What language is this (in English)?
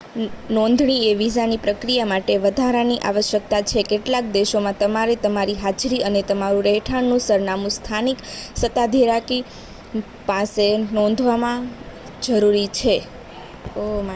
Gujarati